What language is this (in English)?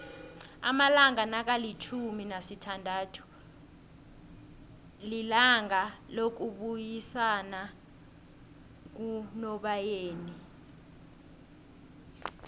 South Ndebele